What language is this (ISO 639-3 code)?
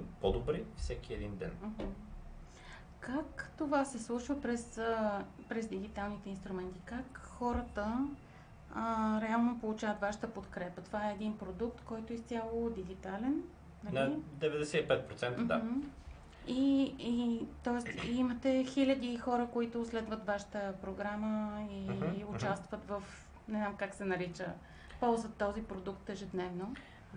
bul